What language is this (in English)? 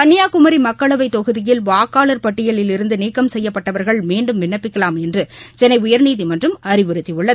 Tamil